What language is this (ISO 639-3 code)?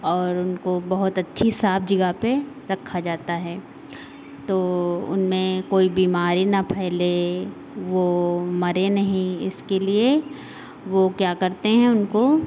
hin